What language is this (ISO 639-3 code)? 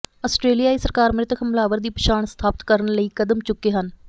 pan